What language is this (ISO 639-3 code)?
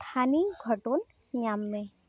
sat